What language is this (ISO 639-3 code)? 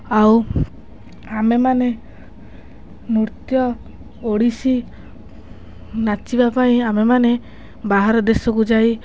ori